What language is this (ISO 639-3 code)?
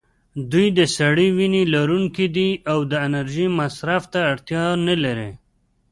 pus